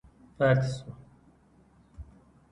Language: Pashto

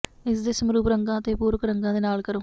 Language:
Punjabi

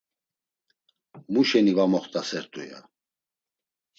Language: Laz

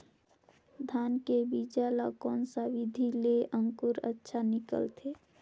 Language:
Chhattisgarhi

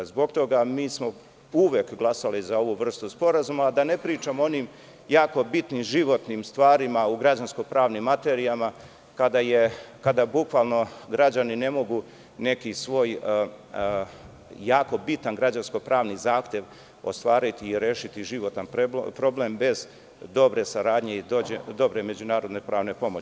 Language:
Serbian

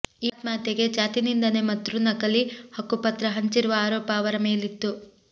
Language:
Kannada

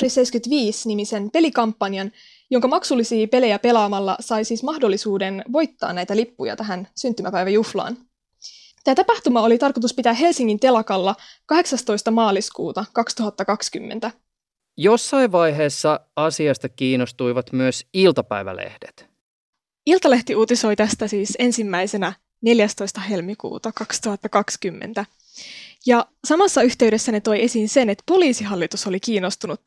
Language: Finnish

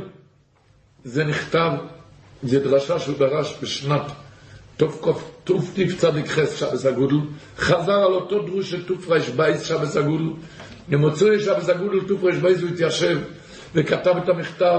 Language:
Hebrew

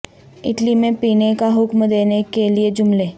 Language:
Urdu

